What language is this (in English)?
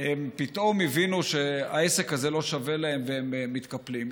Hebrew